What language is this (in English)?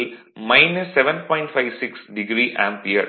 Tamil